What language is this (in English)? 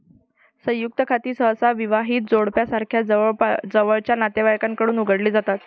Marathi